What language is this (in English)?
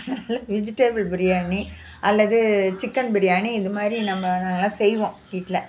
Tamil